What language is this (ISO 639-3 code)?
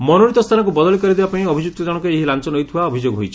ori